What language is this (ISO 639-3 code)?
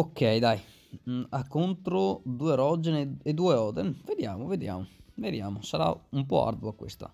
ita